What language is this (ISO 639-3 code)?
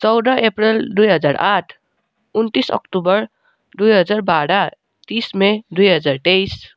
nep